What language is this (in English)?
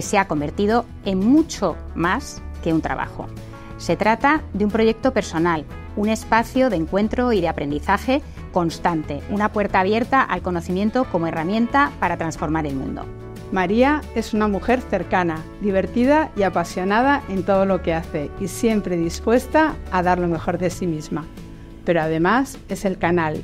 Spanish